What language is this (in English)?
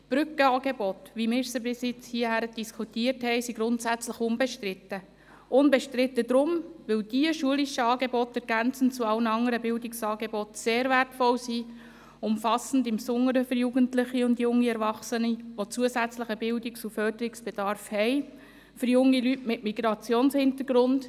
Swiss German